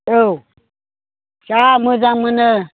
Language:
Bodo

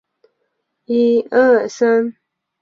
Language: Chinese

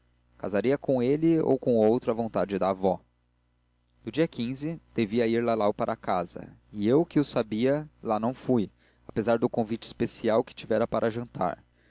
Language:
Portuguese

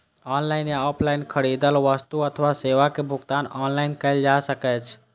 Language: Maithili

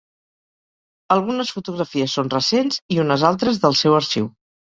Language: Catalan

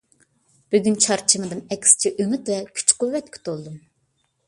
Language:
Uyghur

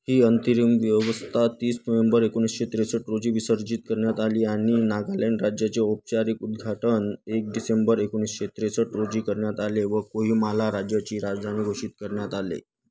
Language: Marathi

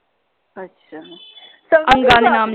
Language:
Punjabi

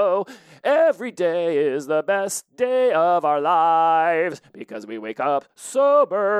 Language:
English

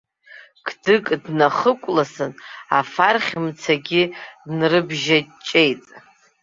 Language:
Abkhazian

